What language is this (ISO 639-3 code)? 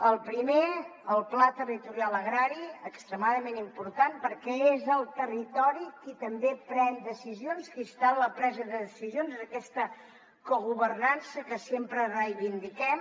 cat